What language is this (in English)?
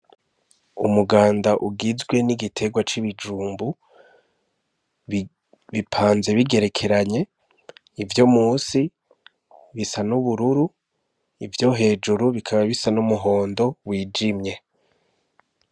Rundi